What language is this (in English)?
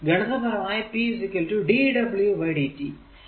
Malayalam